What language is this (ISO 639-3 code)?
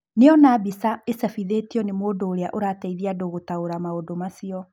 kik